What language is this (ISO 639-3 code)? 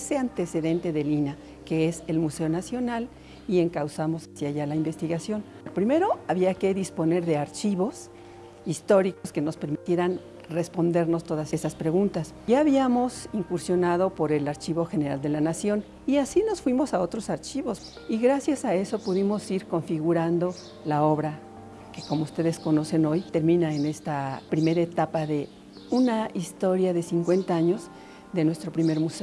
spa